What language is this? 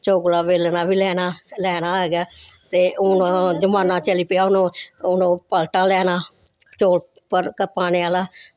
Dogri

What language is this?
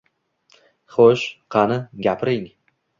Uzbek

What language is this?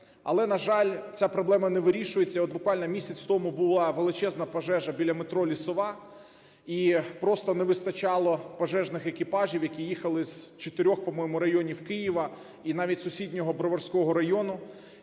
Ukrainian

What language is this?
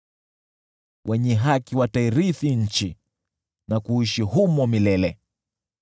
Swahili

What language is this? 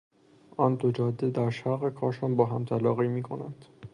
Persian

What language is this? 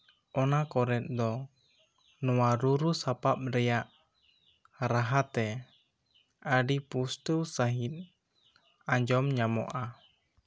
Santali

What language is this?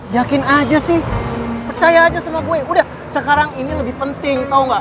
Indonesian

